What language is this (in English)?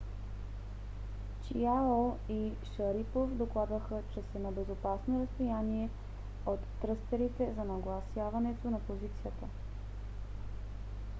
Bulgarian